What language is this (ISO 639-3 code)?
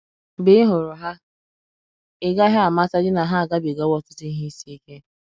ibo